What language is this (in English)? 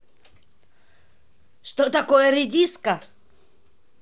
Russian